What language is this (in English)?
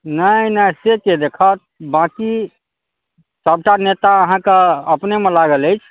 Maithili